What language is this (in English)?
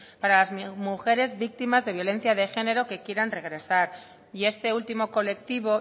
Spanish